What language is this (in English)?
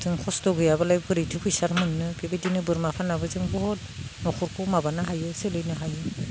Bodo